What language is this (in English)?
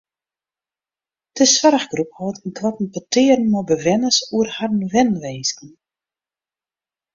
Western Frisian